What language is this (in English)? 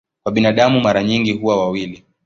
Swahili